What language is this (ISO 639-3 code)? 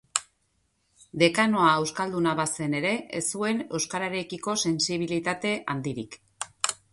eus